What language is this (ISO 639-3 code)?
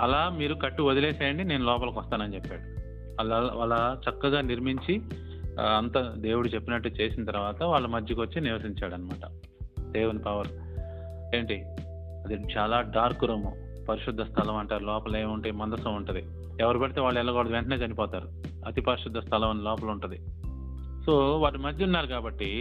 tel